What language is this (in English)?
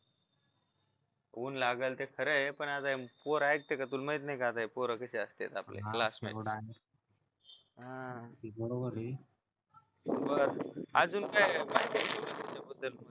Marathi